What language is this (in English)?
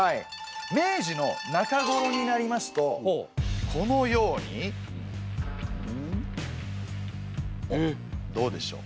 Japanese